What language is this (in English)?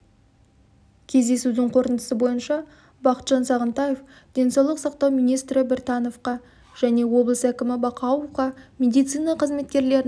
Kazakh